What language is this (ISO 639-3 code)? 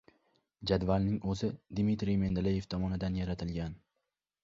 uzb